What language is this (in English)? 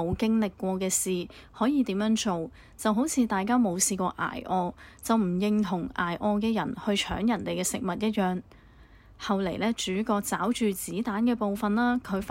Chinese